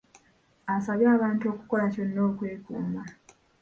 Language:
Ganda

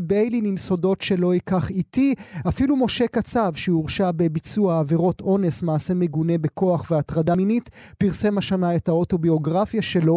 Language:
Hebrew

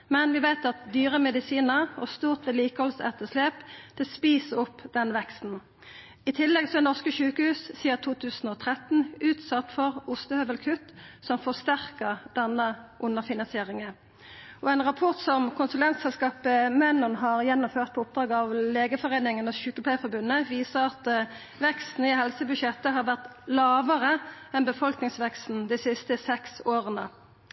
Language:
Norwegian Nynorsk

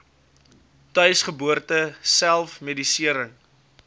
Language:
Afrikaans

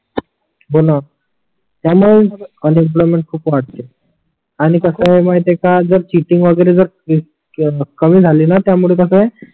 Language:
Marathi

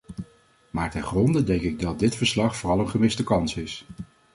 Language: Dutch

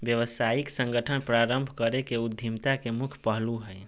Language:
Magahi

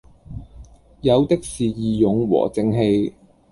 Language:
Cantonese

